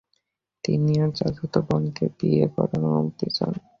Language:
Bangla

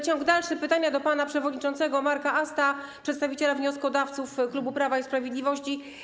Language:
Polish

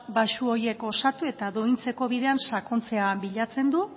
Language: Basque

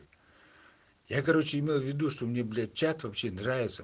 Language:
Russian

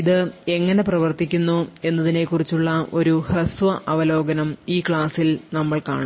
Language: Malayalam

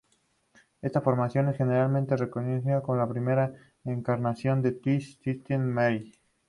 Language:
Spanish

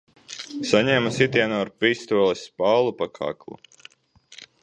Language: Latvian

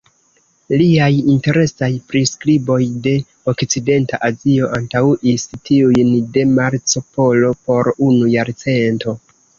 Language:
Esperanto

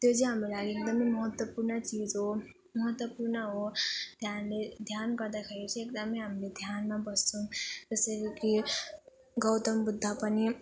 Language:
Nepali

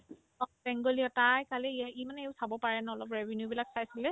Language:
Assamese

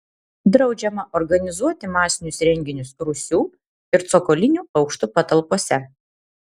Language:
Lithuanian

